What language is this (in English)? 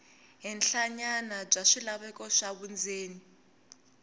Tsonga